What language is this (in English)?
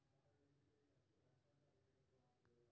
Maithili